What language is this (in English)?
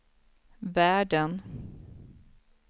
Swedish